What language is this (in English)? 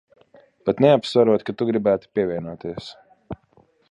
Latvian